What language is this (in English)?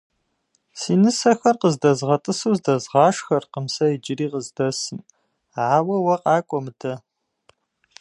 Kabardian